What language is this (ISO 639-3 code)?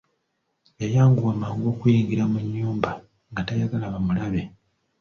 lug